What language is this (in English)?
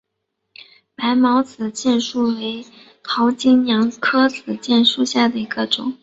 Chinese